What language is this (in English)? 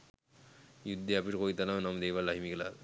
Sinhala